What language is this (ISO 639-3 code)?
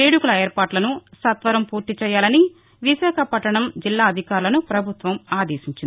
tel